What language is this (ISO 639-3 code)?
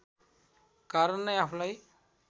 nep